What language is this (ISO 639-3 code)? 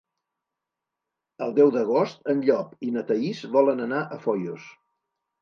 cat